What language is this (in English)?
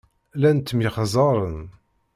Kabyle